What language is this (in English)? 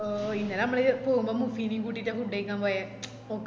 Malayalam